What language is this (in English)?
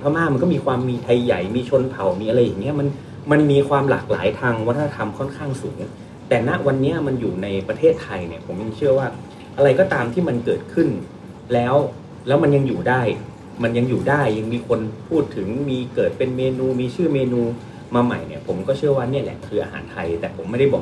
Thai